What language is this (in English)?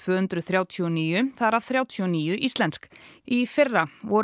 Icelandic